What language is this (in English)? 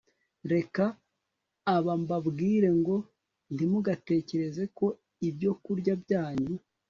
Kinyarwanda